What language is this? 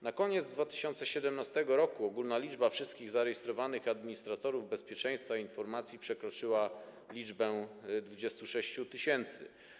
Polish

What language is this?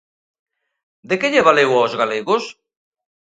Galician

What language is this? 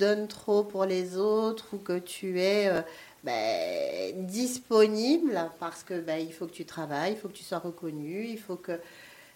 French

